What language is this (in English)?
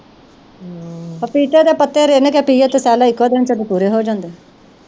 Punjabi